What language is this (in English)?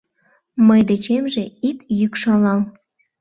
Mari